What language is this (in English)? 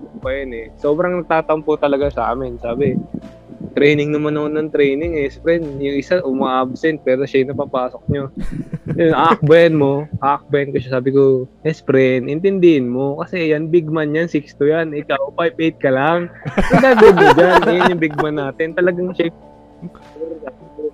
Filipino